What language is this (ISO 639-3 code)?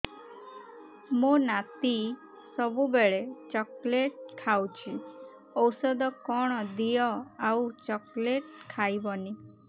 ori